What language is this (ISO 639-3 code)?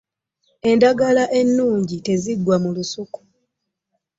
lug